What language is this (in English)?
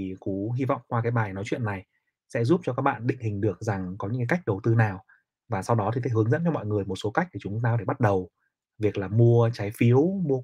Vietnamese